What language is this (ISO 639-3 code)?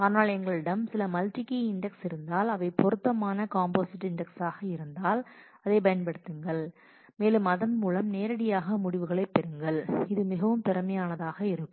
tam